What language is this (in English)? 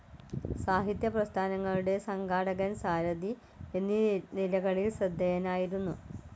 Malayalam